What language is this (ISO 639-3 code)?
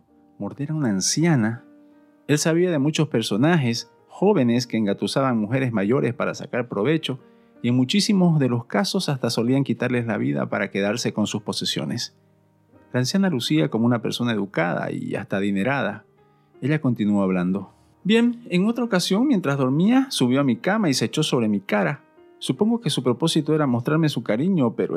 spa